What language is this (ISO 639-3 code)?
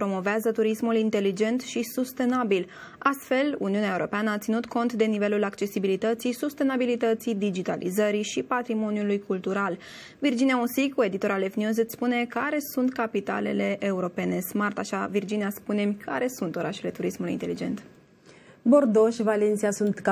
ron